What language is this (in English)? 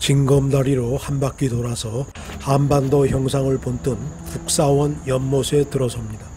Korean